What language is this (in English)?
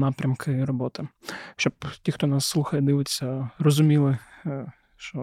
Ukrainian